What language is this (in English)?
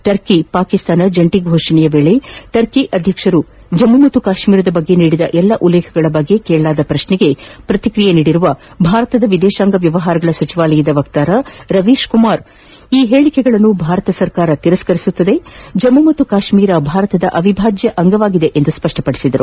Kannada